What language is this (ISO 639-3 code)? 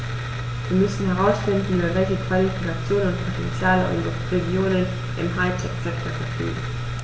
deu